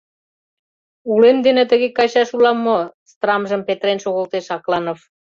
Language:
Mari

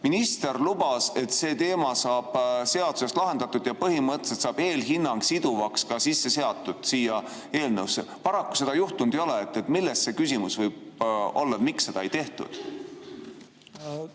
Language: Estonian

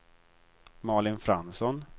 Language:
Swedish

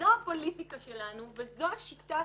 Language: Hebrew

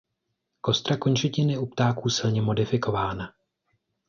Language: Czech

